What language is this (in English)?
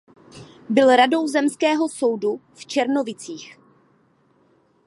Czech